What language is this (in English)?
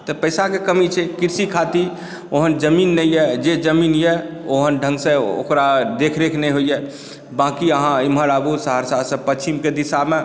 Maithili